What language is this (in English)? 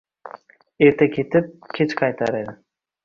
Uzbek